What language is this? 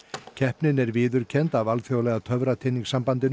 Icelandic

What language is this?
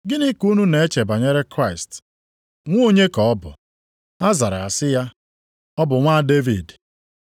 Igbo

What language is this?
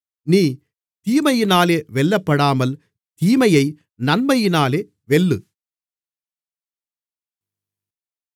Tamil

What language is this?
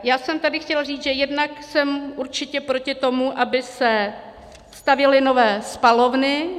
Czech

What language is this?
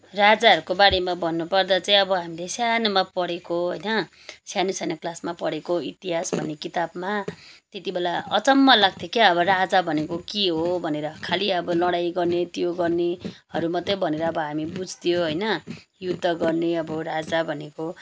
Nepali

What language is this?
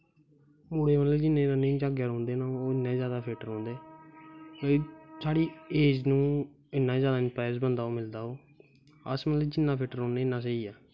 Dogri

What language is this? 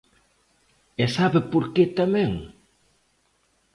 Galician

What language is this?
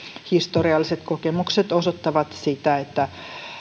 Finnish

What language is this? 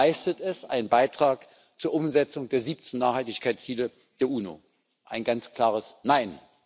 German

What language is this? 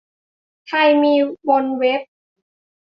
Thai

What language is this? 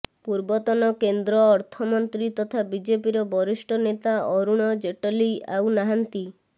Odia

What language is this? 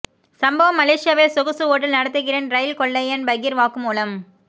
Tamil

